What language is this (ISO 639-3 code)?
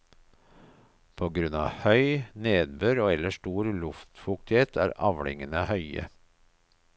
nor